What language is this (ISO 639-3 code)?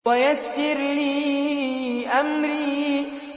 ara